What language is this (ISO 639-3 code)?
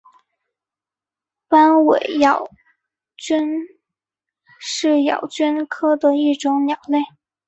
zho